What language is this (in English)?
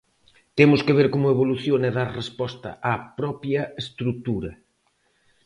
Galician